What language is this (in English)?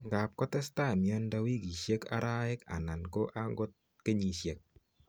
Kalenjin